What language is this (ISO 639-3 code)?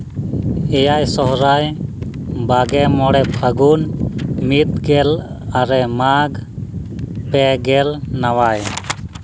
sat